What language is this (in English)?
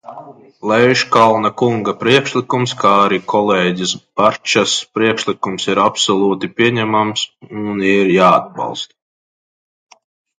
Latvian